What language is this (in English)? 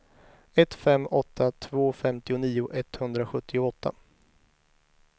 Swedish